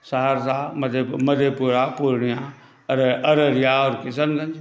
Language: Maithili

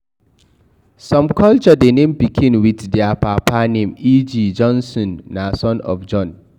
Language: Nigerian Pidgin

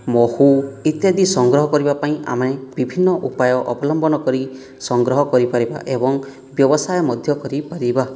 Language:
Odia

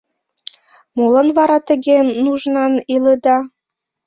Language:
Mari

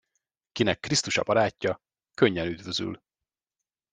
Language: Hungarian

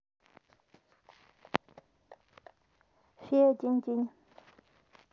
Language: Russian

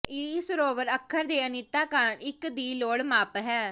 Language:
Punjabi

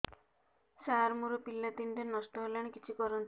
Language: Odia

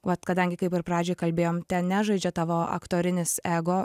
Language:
Lithuanian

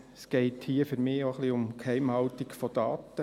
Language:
Swiss German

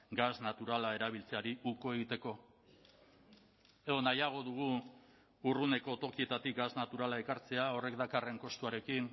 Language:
Basque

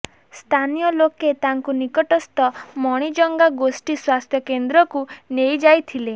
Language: Odia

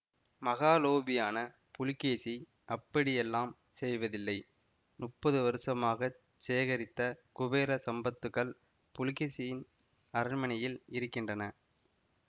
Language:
Tamil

